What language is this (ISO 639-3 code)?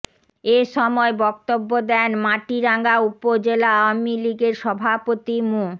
ben